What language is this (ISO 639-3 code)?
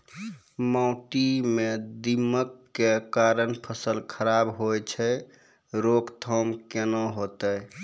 mai